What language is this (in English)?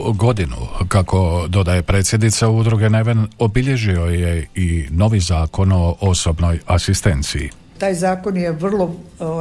Croatian